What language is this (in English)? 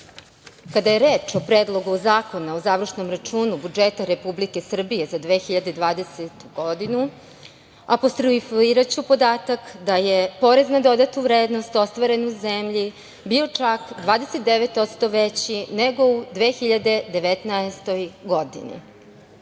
Serbian